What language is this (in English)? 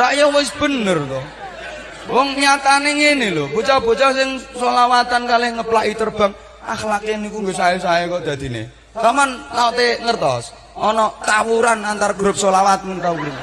Indonesian